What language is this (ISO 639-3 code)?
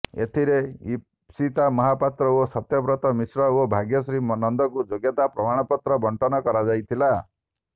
ori